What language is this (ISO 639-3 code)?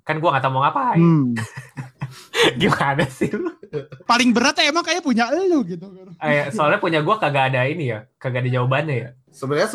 ind